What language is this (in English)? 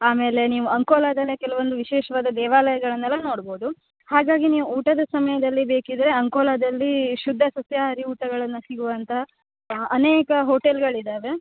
Kannada